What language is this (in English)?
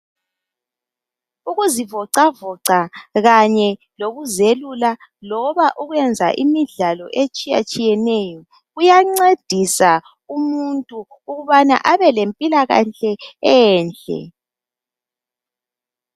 North Ndebele